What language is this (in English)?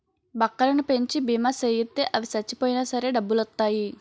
Telugu